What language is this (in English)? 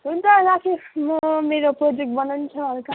Nepali